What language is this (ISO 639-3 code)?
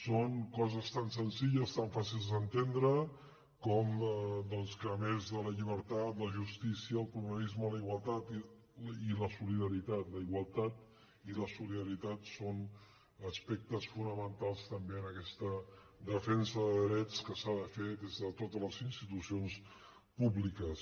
cat